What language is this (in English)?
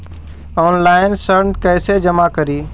Magahi